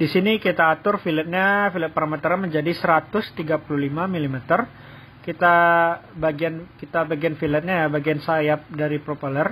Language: Indonesian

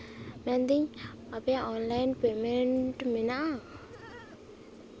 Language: Santali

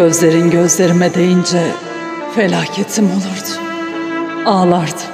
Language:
Turkish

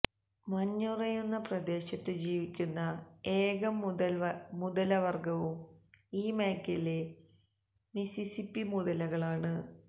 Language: Malayalam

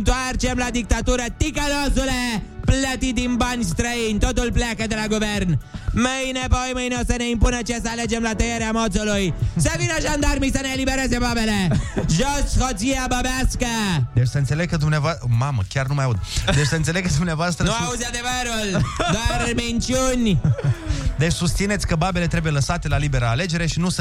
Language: Romanian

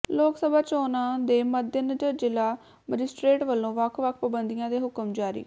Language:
Punjabi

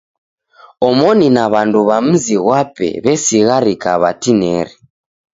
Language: Taita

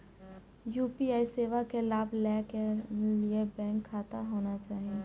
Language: Maithili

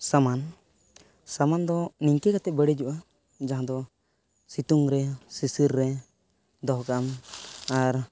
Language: Santali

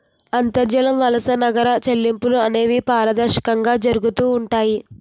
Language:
Telugu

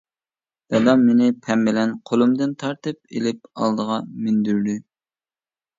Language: Uyghur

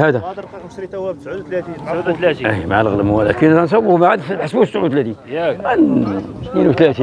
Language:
Arabic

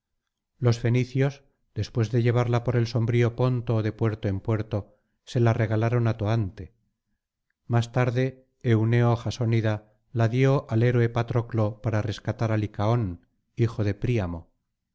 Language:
Spanish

